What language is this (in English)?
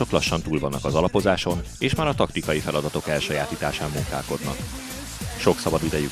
Hungarian